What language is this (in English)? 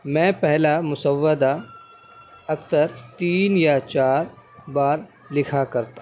Urdu